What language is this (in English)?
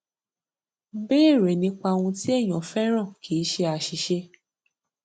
Yoruba